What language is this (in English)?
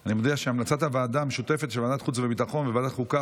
Hebrew